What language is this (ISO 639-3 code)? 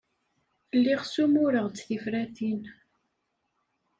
kab